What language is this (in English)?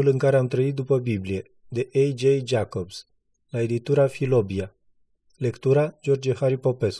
Romanian